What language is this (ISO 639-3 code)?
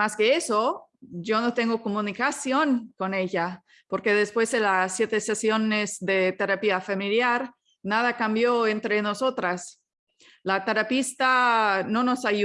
spa